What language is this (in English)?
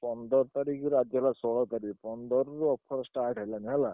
Odia